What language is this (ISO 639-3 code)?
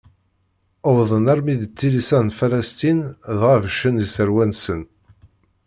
kab